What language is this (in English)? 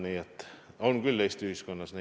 Estonian